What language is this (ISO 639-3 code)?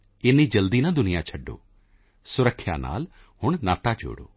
pan